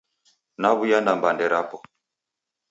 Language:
Taita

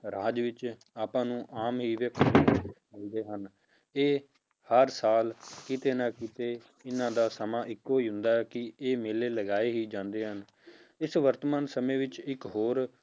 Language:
Punjabi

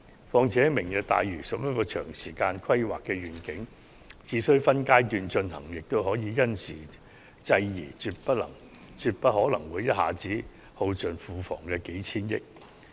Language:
Cantonese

